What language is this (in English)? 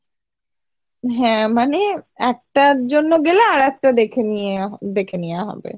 Bangla